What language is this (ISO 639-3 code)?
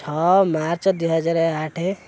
ori